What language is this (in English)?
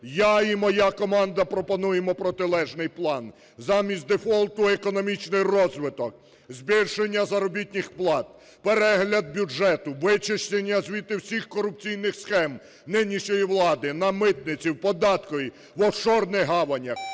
Ukrainian